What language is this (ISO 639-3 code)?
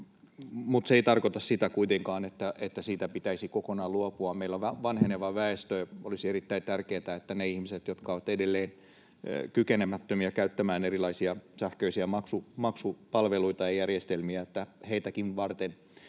fin